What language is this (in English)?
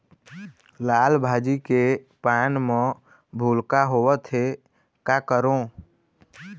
Chhattisgarhi